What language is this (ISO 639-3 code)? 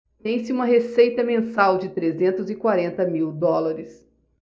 por